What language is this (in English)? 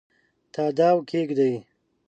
Pashto